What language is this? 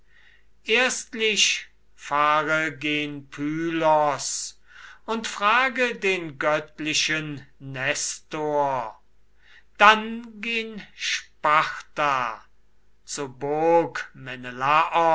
German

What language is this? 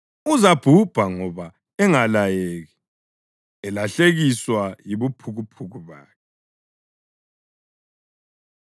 North Ndebele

